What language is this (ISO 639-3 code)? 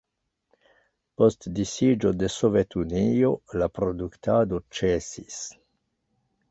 epo